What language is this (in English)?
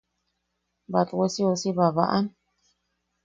Yaqui